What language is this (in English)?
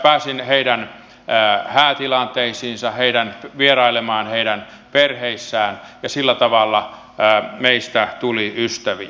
Finnish